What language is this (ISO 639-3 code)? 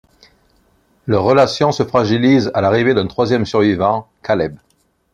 fra